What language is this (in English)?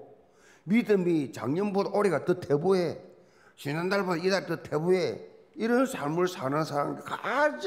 Korean